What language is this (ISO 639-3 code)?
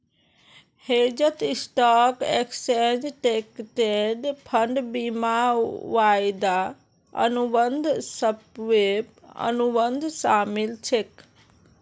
mag